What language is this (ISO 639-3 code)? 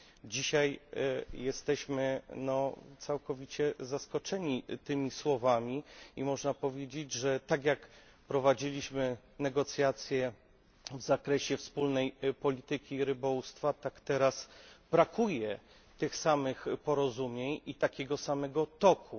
pol